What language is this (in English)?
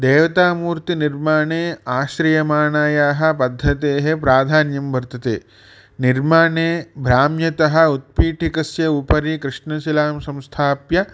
Sanskrit